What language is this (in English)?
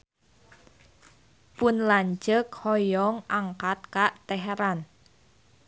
Sundanese